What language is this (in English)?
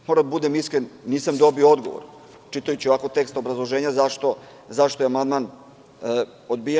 Serbian